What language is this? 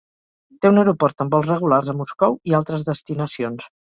Catalan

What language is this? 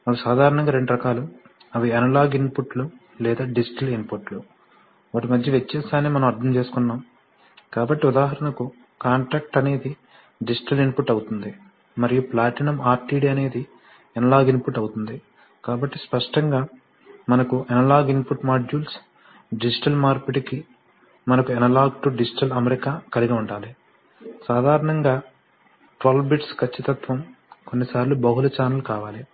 Telugu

